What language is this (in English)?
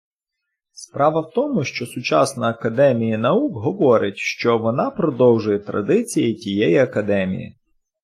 Ukrainian